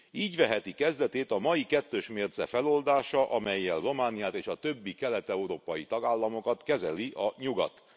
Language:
Hungarian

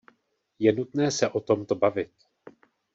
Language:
Czech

